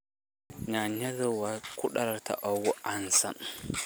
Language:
Somali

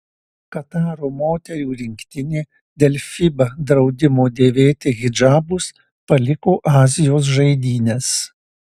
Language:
Lithuanian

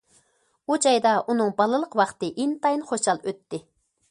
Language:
Uyghur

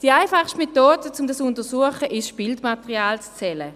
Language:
Swiss German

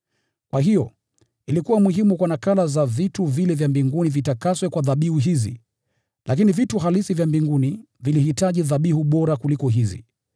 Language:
Swahili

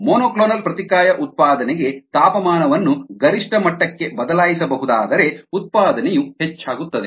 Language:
Kannada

